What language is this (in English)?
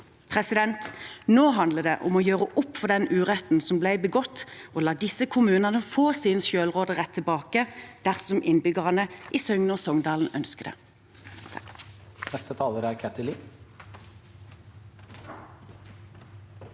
Norwegian